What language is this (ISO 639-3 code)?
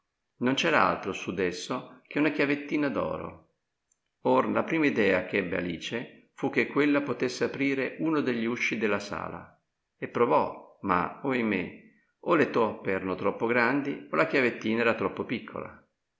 ita